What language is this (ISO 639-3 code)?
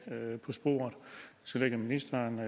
dan